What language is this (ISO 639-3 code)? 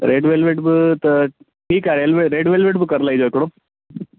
snd